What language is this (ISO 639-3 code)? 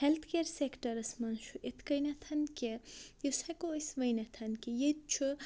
kas